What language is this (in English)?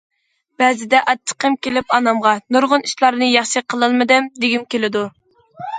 Uyghur